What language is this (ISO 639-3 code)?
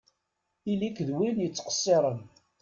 kab